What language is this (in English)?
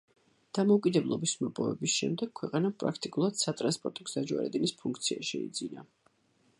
Georgian